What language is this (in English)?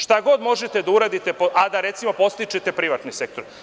Serbian